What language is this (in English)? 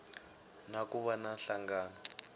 Tsonga